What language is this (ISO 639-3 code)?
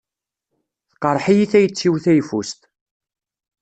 kab